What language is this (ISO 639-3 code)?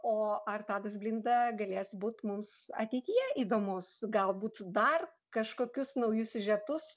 lit